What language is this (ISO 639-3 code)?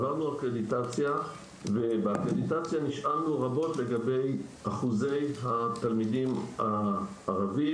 heb